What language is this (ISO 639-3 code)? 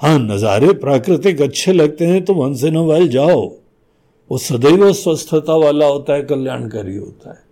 hin